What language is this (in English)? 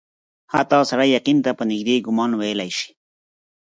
Pashto